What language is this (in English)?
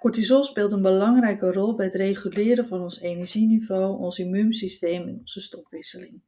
Dutch